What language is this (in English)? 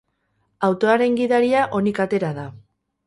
Basque